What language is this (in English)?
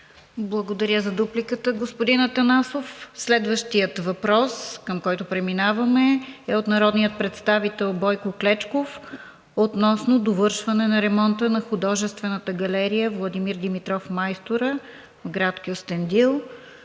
Bulgarian